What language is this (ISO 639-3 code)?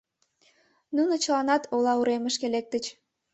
chm